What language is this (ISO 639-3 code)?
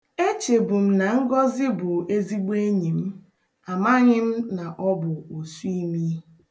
ibo